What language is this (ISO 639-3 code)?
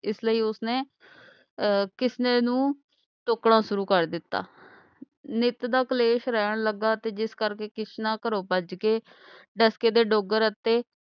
pan